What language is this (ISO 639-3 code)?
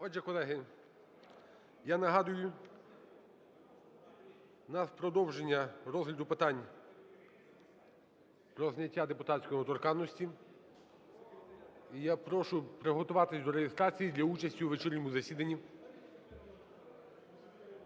ukr